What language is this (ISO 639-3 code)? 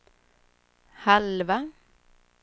swe